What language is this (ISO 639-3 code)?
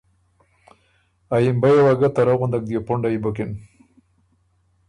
oru